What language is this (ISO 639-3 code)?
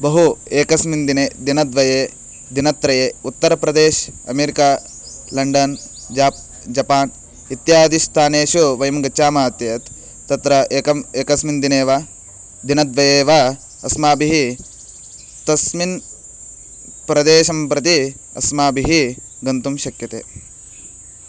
san